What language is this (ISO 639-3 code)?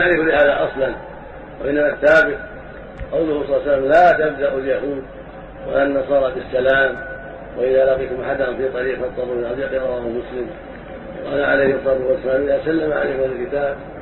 ara